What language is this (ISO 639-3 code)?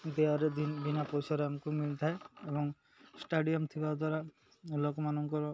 ori